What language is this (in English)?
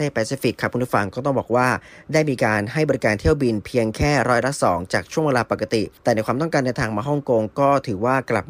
Thai